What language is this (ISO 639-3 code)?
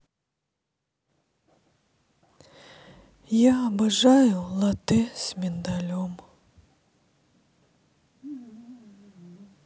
rus